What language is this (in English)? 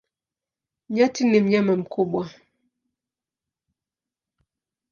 Swahili